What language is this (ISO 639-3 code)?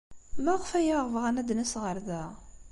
kab